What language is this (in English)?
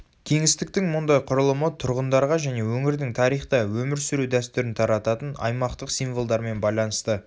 Kazakh